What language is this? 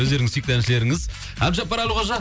Kazakh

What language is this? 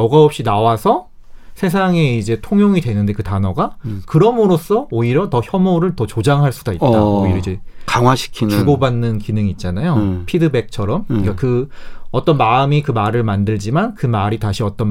Korean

